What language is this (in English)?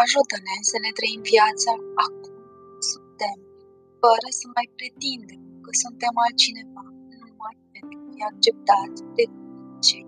Romanian